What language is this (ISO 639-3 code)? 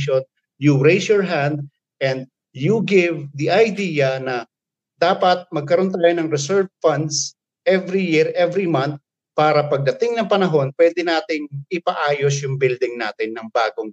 fil